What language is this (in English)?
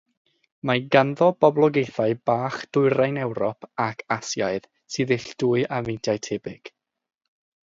Welsh